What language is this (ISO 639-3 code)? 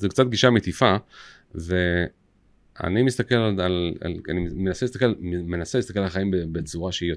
heb